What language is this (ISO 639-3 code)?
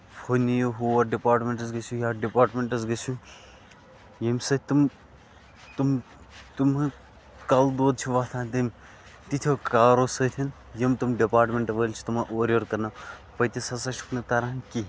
kas